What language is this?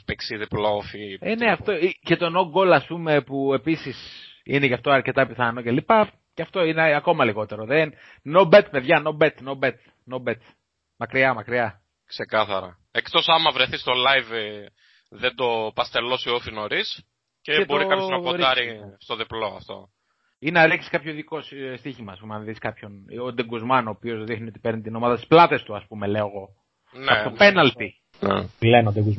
Greek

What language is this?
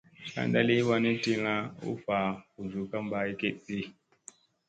Musey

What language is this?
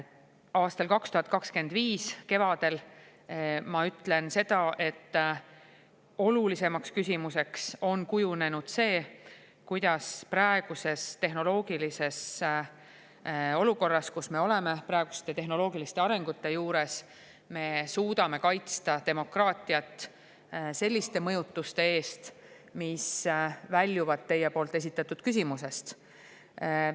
Estonian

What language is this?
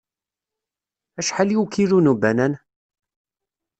Kabyle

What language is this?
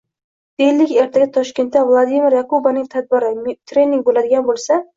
Uzbek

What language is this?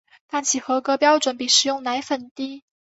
Chinese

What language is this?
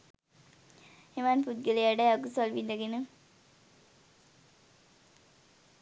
Sinhala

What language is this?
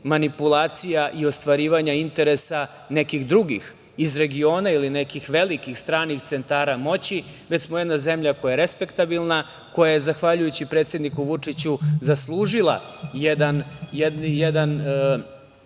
Serbian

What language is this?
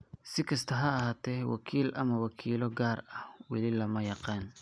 Somali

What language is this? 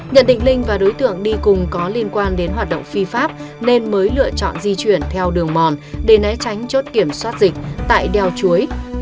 Vietnamese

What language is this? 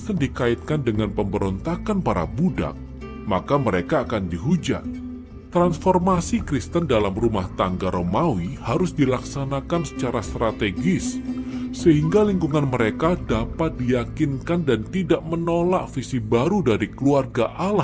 Indonesian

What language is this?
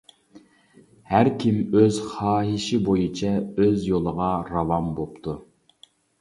Uyghur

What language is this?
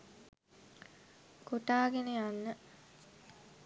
Sinhala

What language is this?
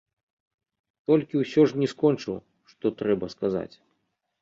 Belarusian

